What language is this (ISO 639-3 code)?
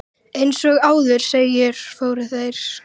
isl